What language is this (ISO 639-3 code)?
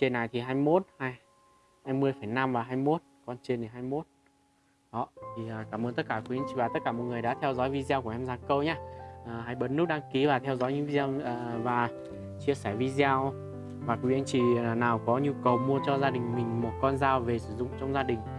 vie